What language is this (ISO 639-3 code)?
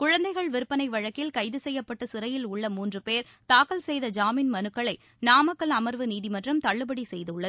tam